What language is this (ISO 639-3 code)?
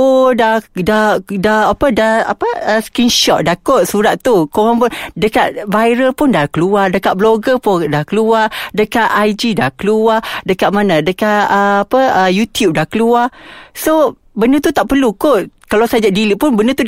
msa